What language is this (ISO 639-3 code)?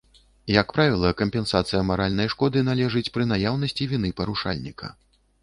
bel